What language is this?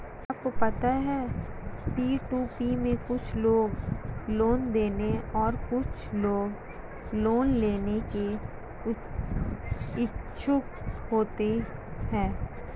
Hindi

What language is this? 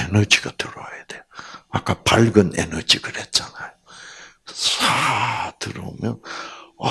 Korean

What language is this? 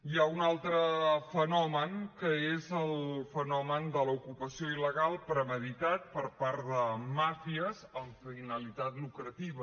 Catalan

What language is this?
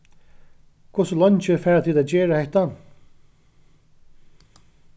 Faroese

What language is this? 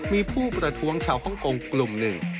Thai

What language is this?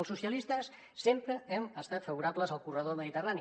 Catalan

